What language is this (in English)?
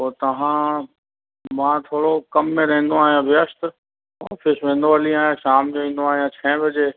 Sindhi